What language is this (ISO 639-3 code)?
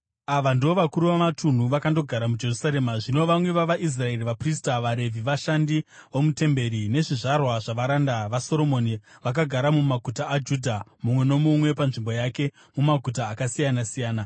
sna